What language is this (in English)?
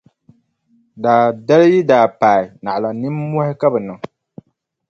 Dagbani